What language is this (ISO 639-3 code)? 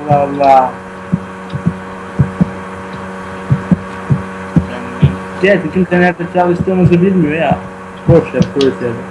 tur